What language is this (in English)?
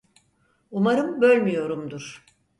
Turkish